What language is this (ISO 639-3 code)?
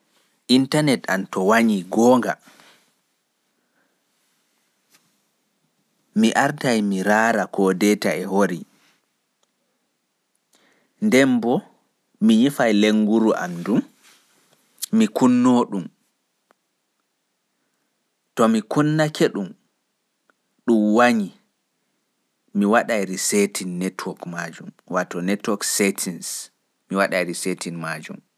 fuf